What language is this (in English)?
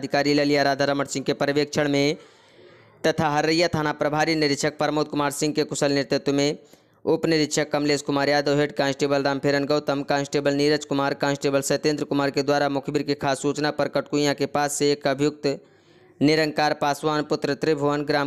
Hindi